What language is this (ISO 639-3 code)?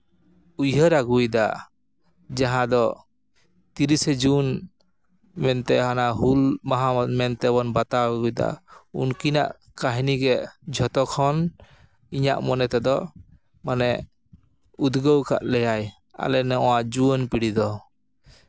sat